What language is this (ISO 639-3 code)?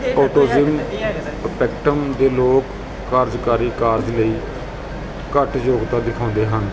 pan